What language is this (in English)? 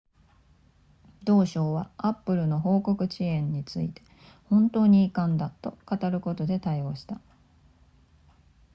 Japanese